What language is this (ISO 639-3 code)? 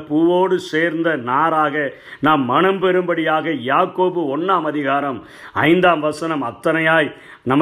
tam